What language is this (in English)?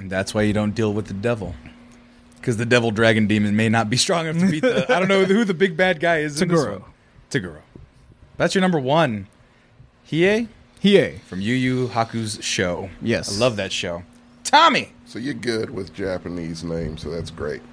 English